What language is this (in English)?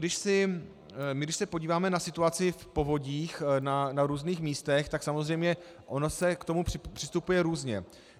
Czech